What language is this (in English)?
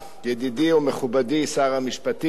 Hebrew